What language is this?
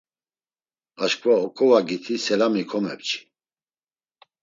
Laz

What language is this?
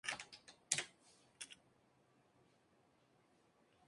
Spanish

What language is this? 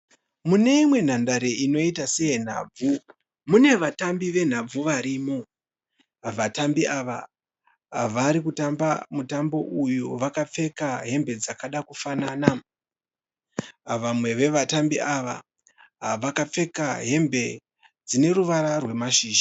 Shona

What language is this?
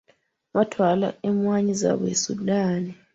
Ganda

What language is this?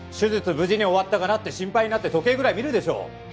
Japanese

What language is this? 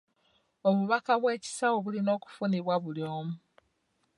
Ganda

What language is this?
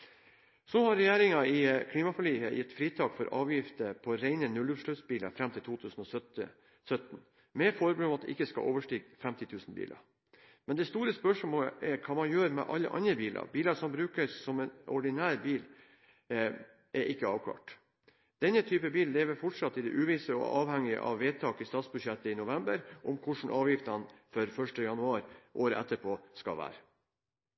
Norwegian Bokmål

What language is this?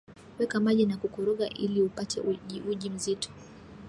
Swahili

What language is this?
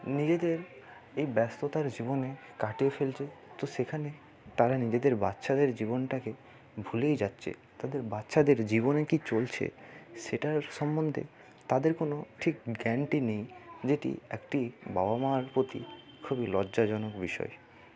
Bangla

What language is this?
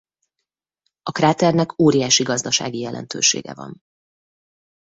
Hungarian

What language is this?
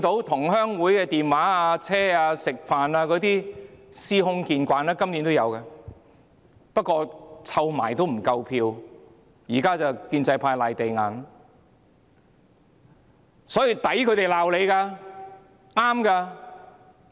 Cantonese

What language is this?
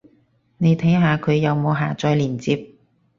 Cantonese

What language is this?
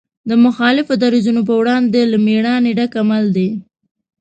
Pashto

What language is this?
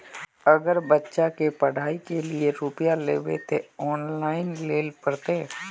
Magahi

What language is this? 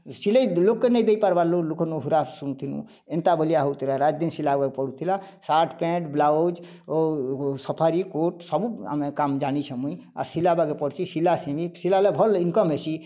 Odia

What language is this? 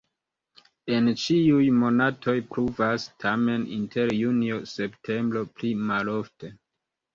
Esperanto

